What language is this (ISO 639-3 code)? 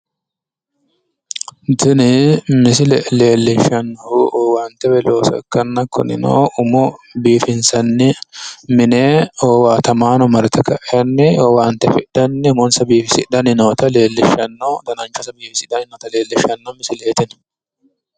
sid